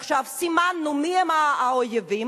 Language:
Hebrew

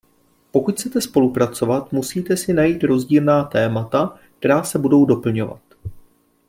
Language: Czech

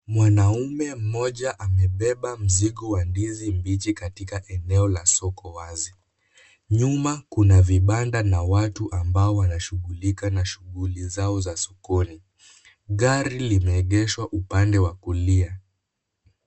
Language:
Swahili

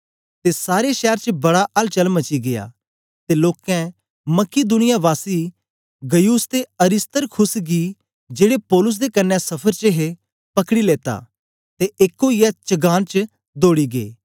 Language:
Dogri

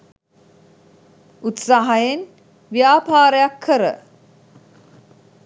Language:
Sinhala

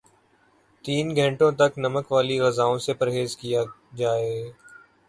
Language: Urdu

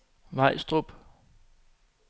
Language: Danish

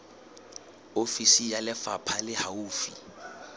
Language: Southern Sotho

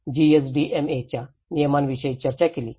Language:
Marathi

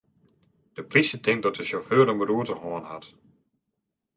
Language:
Western Frisian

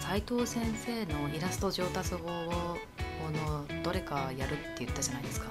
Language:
Japanese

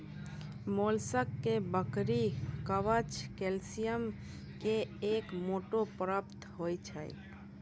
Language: Maithili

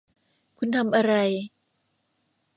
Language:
Thai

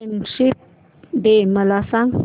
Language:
Marathi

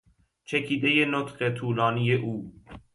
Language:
Persian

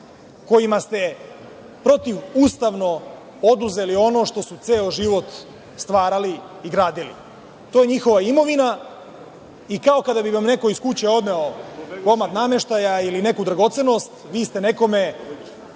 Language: Serbian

